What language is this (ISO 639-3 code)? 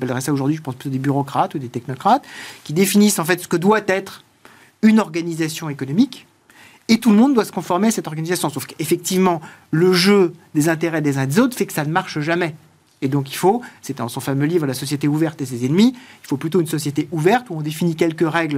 fra